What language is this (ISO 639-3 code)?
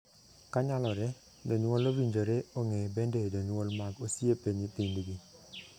luo